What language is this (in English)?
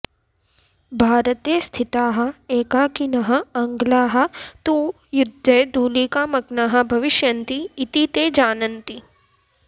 Sanskrit